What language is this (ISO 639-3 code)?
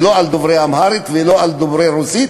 heb